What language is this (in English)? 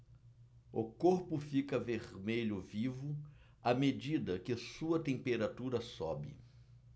Portuguese